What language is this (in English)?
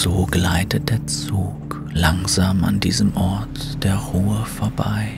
German